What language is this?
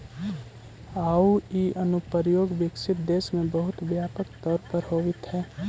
Magahi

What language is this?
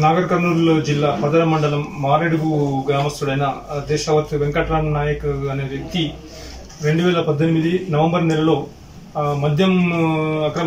Italian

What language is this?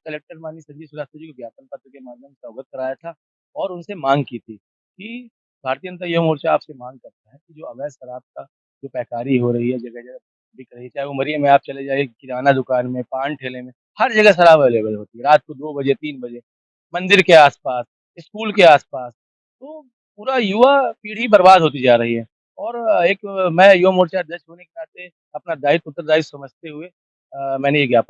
Hindi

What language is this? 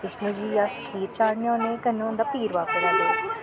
Dogri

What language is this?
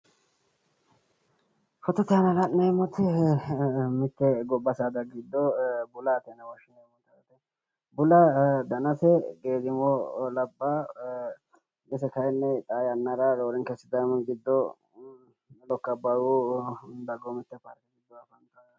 Sidamo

